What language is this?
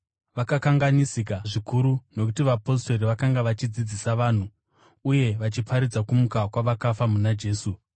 Shona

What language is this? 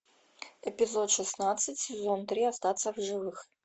Russian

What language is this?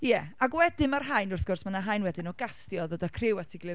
Welsh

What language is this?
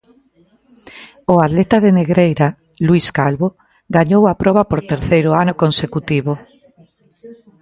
Galician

